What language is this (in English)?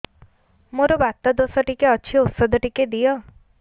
Odia